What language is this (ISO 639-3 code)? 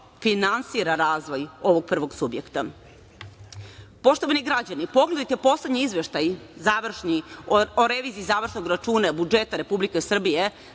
srp